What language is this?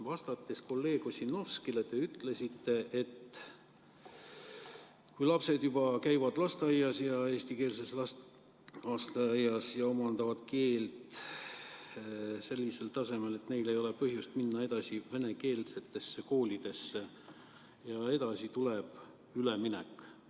Estonian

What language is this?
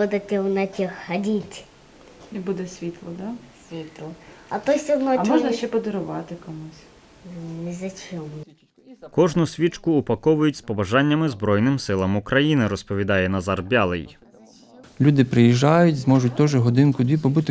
Ukrainian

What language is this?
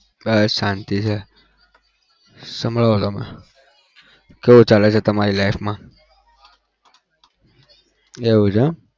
Gujarati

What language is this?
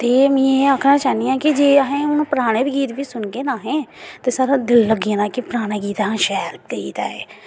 Dogri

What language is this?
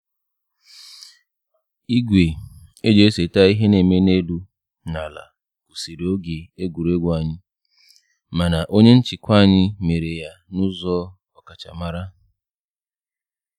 Igbo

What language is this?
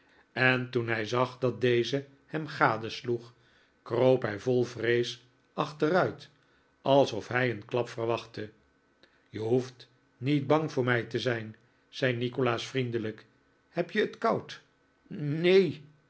Dutch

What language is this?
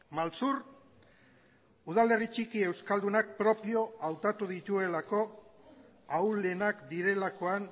Basque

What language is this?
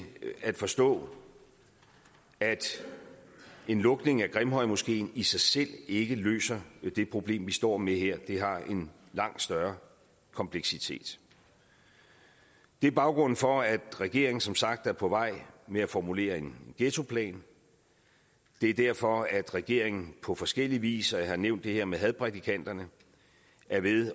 Danish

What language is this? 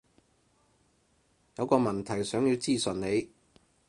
Cantonese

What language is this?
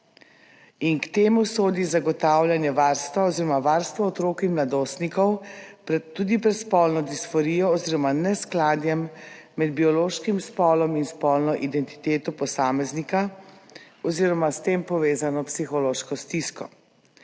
Slovenian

